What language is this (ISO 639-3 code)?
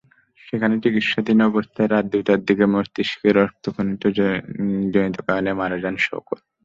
ben